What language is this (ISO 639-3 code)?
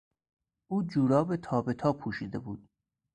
fas